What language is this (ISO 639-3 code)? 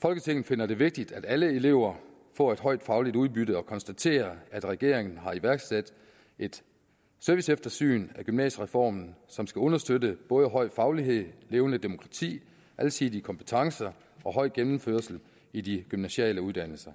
dan